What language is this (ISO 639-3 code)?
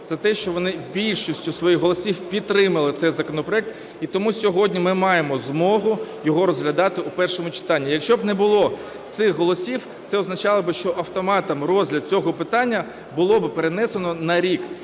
ukr